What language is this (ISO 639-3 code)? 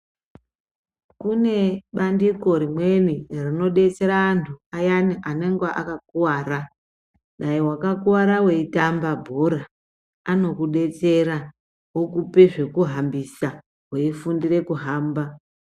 ndc